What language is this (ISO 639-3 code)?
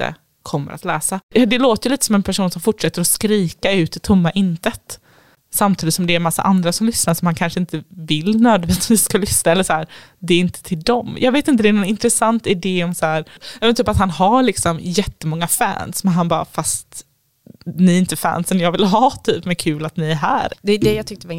swe